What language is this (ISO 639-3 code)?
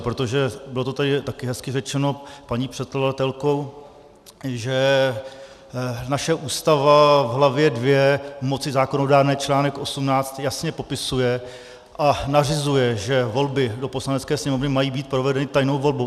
ces